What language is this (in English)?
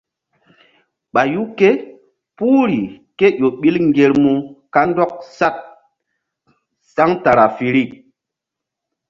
Mbum